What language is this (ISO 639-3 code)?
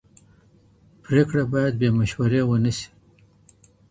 pus